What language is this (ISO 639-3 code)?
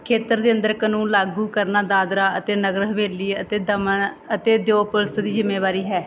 pan